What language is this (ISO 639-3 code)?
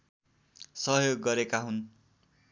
nep